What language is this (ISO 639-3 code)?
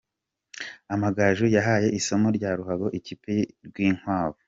kin